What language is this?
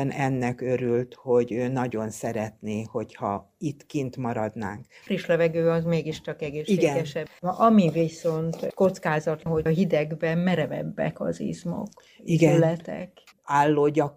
Hungarian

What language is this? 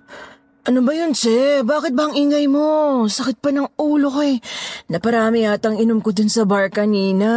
Filipino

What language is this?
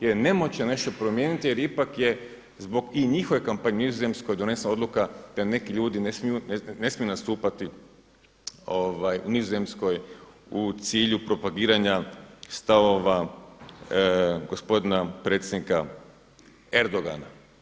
Croatian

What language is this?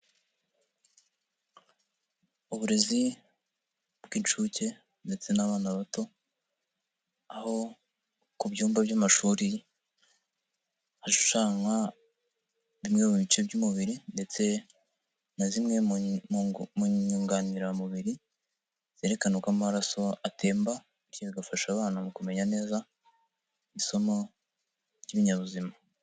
Kinyarwanda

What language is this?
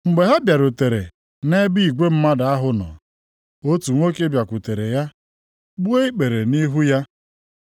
Igbo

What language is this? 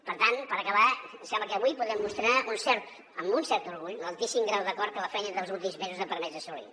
Catalan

